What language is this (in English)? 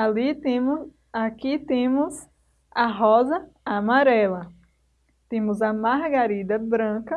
Portuguese